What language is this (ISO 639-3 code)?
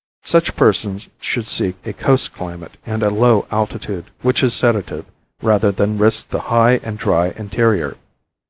eng